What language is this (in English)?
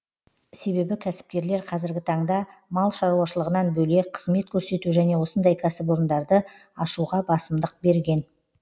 Kazakh